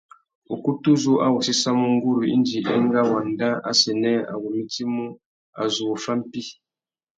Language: Tuki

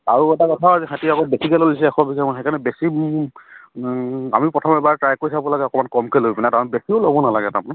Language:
Assamese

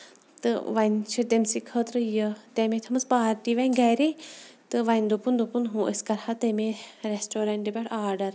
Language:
Kashmiri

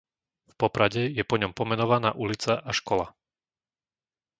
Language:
Slovak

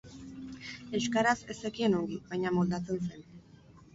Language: Basque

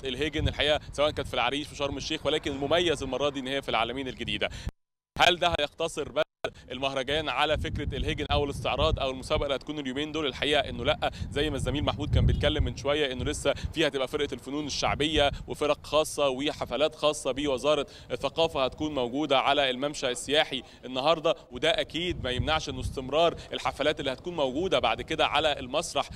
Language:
Arabic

